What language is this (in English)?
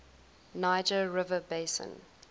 English